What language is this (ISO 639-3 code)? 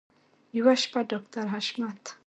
pus